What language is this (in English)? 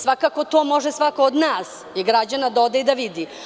Serbian